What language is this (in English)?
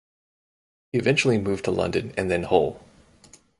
English